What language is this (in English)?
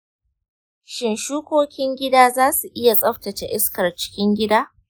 Hausa